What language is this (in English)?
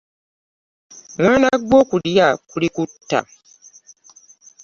Ganda